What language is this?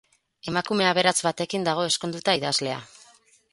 Basque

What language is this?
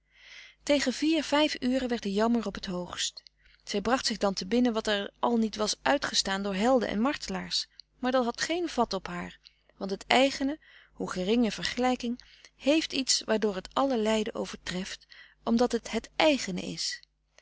Dutch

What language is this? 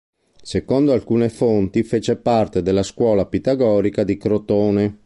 Italian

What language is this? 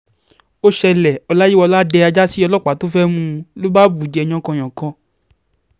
Yoruba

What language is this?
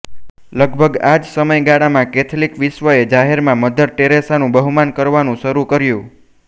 Gujarati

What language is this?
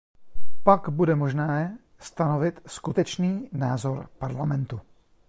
Czech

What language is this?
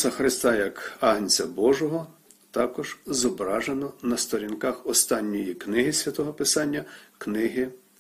Ukrainian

